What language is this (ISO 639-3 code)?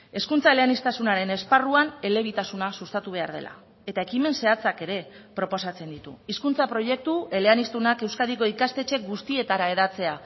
eus